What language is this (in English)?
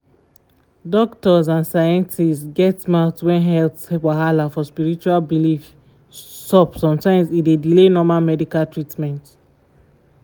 Nigerian Pidgin